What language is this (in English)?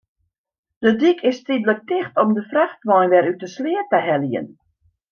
Western Frisian